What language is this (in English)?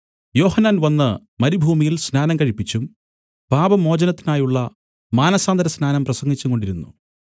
Malayalam